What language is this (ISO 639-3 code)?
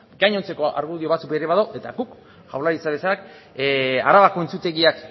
eus